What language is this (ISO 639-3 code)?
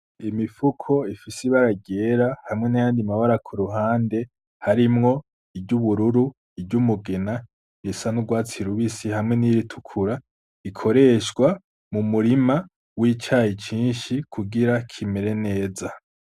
run